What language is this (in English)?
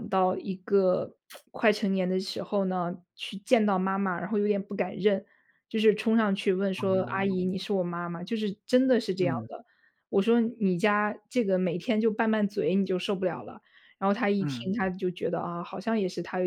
Chinese